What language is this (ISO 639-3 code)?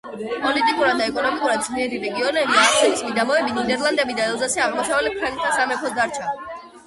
kat